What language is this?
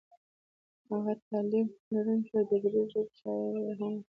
Pashto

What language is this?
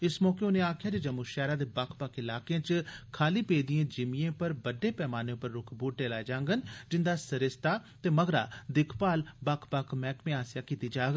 Dogri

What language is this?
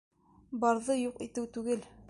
Bashkir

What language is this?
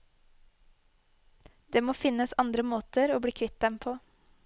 Norwegian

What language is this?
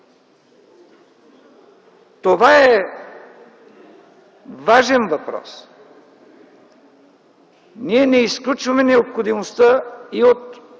Bulgarian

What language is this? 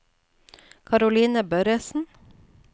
Norwegian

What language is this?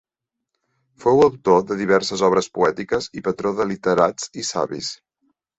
Catalan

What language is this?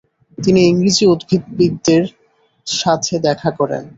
Bangla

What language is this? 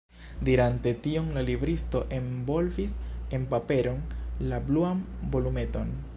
Esperanto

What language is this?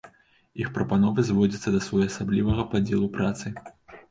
Belarusian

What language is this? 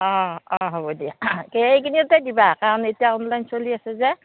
Assamese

